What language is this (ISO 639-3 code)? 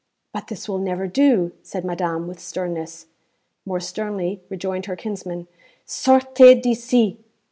eng